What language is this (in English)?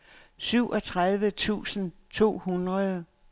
Danish